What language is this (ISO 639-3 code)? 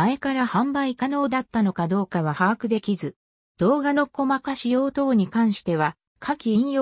jpn